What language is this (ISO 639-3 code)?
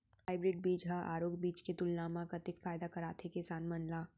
hne